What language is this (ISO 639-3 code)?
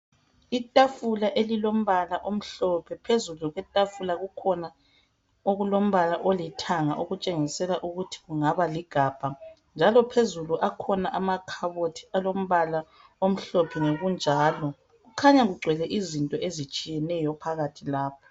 nde